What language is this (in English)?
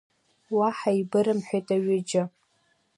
Abkhazian